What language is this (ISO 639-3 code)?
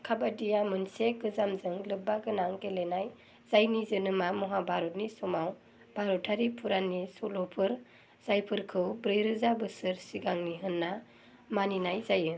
brx